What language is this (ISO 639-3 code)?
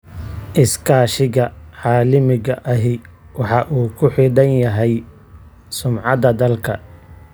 som